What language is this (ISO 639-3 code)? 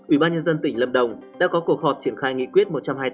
vie